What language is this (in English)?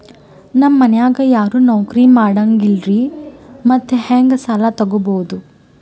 Kannada